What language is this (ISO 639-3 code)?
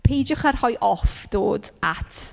cym